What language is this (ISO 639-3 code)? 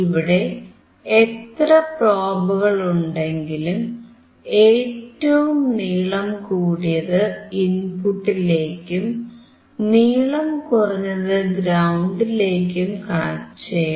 mal